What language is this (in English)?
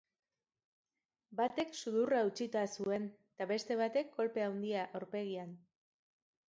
Basque